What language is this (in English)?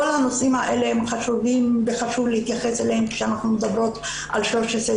Hebrew